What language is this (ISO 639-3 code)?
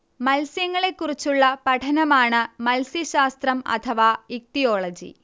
mal